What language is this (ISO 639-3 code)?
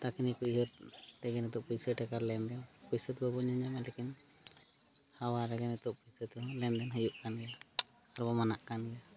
sat